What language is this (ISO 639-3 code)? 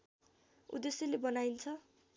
nep